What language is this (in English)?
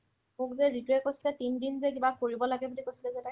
Assamese